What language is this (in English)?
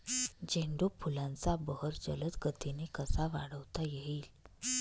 Marathi